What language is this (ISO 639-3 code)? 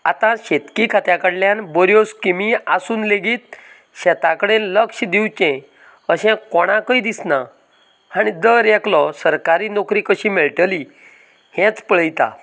kok